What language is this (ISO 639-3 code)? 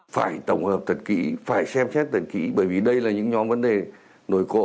vie